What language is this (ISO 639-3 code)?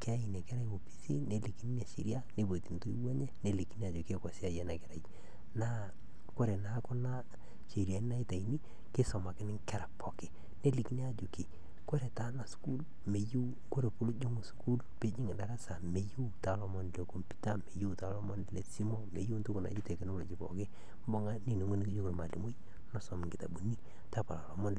mas